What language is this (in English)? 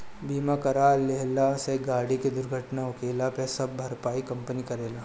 Bhojpuri